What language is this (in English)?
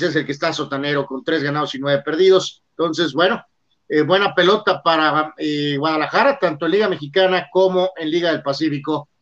Spanish